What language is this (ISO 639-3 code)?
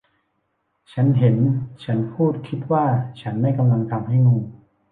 tha